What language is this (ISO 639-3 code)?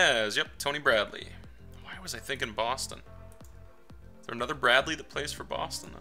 eng